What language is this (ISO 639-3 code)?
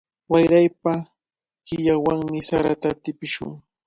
qvl